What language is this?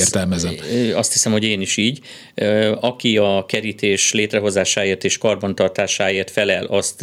Hungarian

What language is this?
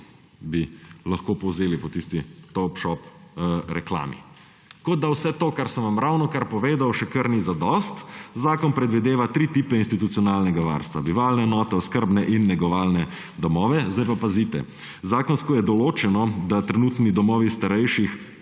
Slovenian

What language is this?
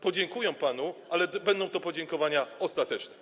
Polish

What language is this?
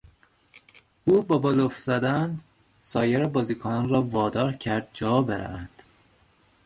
Persian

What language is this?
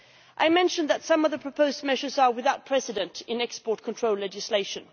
English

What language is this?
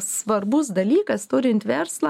Lithuanian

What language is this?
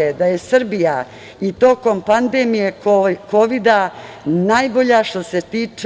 Serbian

